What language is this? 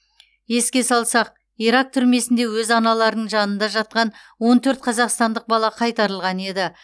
Kazakh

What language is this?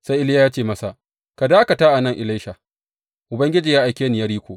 Hausa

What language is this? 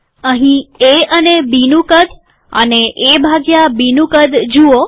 Gujarati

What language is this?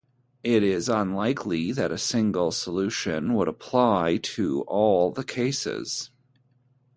English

